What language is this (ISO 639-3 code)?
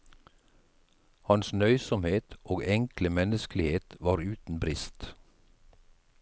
nor